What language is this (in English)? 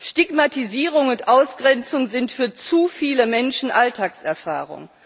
German